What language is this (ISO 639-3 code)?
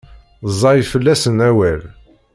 kab